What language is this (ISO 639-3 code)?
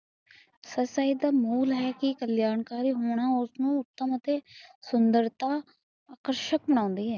pan